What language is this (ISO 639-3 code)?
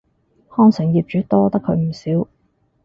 yue